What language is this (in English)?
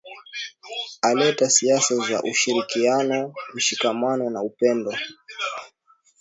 Swahili